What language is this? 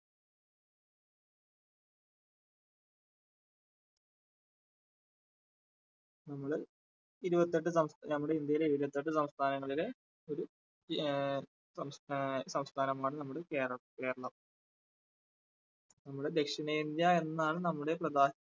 Malayalam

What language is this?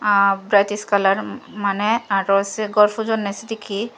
Chakma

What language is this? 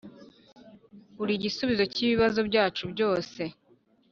Kinyarwanda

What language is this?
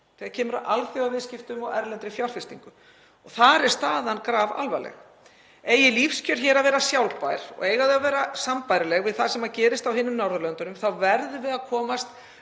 Icelandic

